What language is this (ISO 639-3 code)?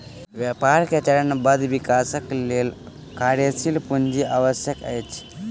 mai